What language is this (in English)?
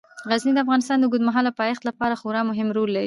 Pashto